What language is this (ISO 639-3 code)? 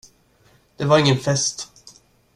swe